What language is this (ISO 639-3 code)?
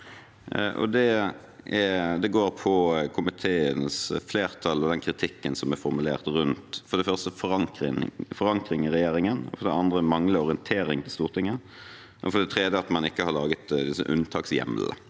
nor